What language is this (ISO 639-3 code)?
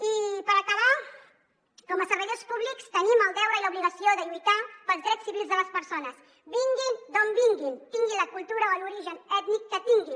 cat